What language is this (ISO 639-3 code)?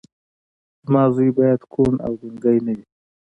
pus